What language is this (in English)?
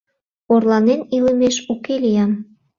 Mari